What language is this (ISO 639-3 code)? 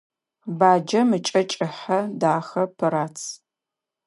ady